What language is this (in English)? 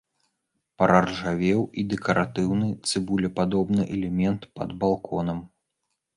Belarusian